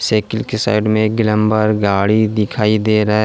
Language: Hindi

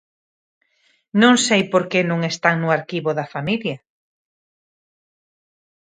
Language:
Galician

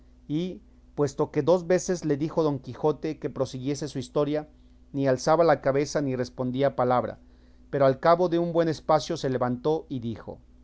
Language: Spanish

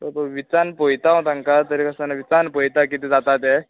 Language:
Konkani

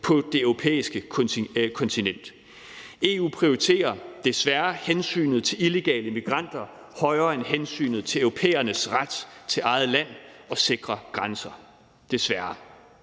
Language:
Danish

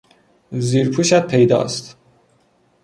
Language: Persian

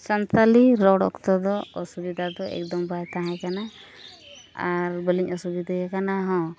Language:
Santali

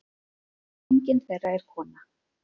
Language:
Icelandic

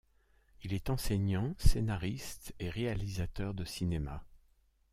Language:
French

